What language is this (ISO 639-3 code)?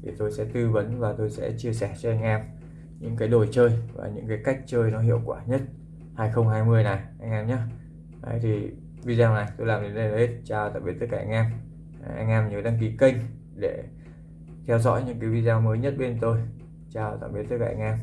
vie